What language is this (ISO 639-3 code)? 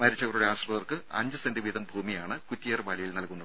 mal